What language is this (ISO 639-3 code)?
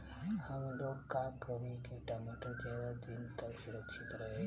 bho